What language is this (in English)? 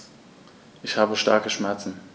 German